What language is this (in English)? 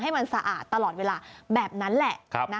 Thai